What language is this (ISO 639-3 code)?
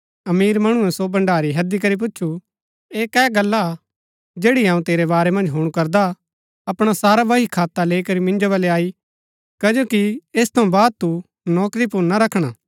gbk